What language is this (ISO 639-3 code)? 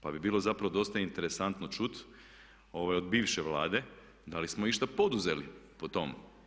hrv